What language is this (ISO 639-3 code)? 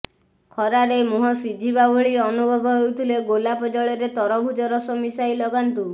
ori